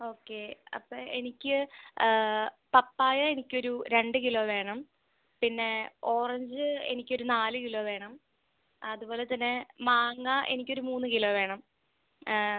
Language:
Malayalam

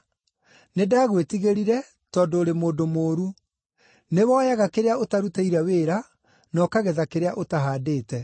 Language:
Kikuyu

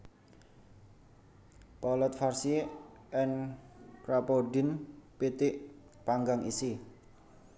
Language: Javanese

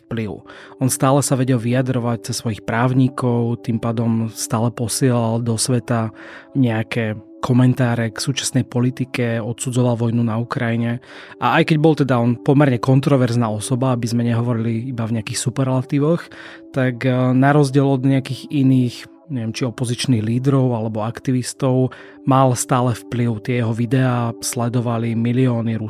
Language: Slovak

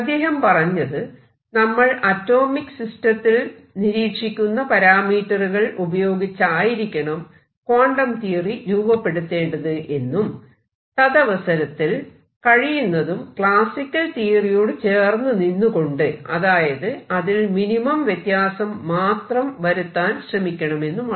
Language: Malayalam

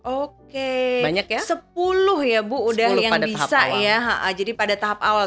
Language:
Indonesian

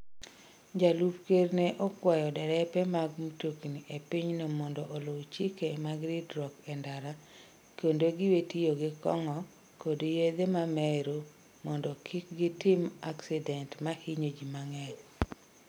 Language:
Luo (Kenya and Tanzania)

